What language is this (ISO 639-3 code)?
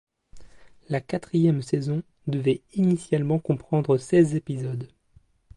fra